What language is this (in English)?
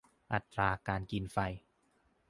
Thai